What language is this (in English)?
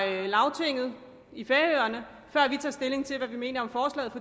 Danish